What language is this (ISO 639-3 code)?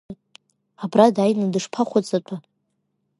abk